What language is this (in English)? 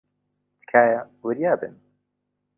Central Kurdish